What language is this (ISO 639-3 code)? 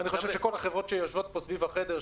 heb